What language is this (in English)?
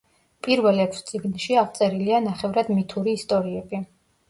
Georgian